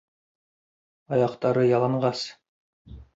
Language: Bashkir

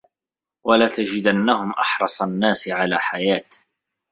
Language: Arabic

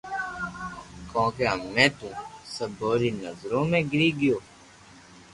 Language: Loarki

